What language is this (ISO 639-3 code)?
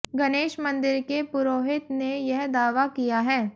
hin